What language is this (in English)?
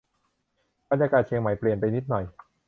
Thai